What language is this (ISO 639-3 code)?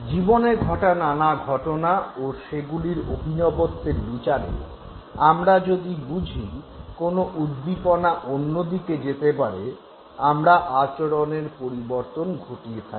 ben